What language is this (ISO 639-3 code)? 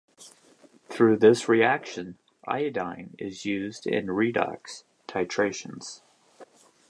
eng